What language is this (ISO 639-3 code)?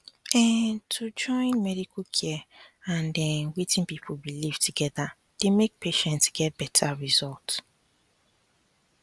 pcm